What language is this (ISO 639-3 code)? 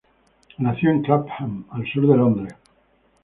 spa